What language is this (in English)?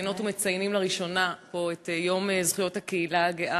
Hebrew